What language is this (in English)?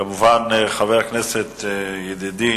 Hebrew